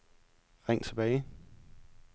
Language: Danish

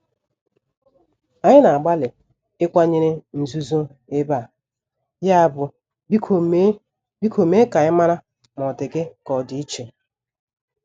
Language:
Igbo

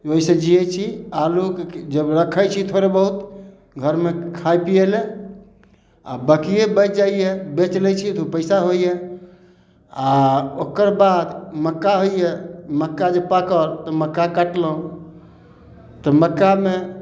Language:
Maithili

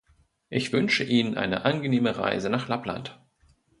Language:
German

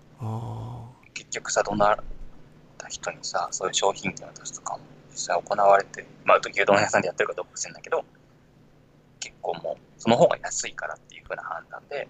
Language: Japanese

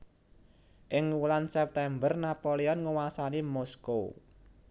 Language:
Javanese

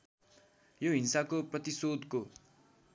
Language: Nepali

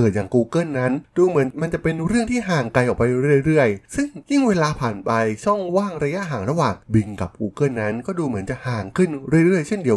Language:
Thai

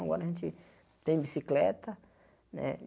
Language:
Portuguese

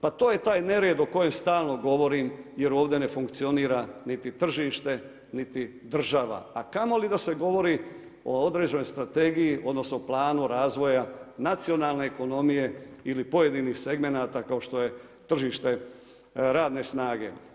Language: Croatian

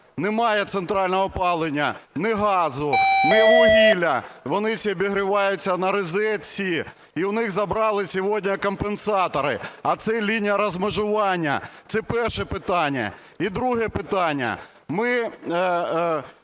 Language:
Ukrainian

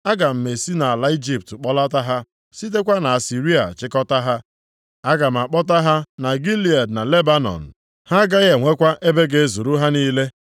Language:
Igbo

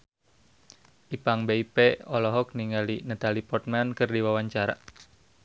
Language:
Sundanese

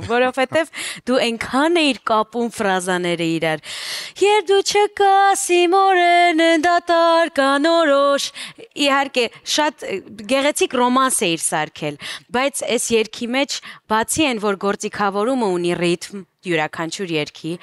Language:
Romanian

